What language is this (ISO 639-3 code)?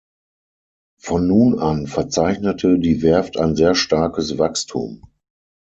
deu